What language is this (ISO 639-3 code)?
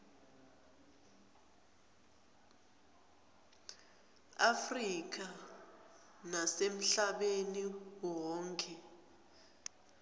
ssw